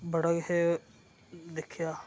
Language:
Dogri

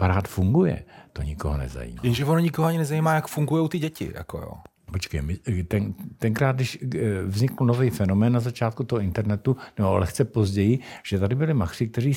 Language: Czech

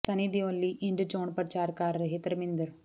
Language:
Punjabi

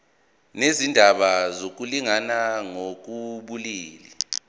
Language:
Zulu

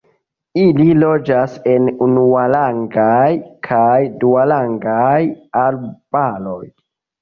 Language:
Esperanto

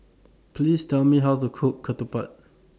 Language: English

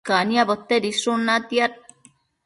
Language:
Matsés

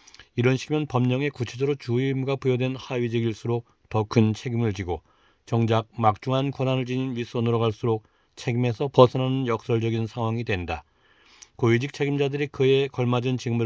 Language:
Korean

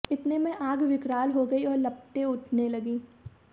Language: Hindi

